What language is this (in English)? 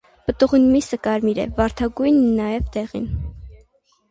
Armenian